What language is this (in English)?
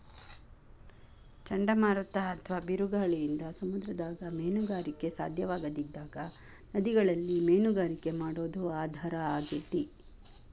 Kannada